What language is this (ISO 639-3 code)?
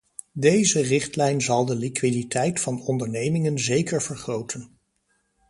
nld